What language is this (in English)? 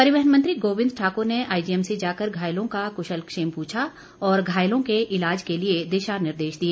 Hindi